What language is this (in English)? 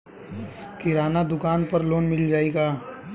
Bhojpuri